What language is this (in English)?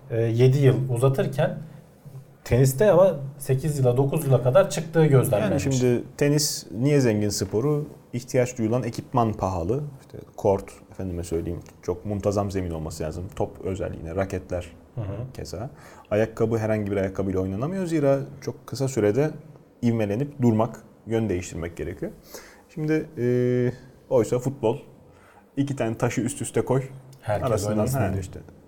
Turkish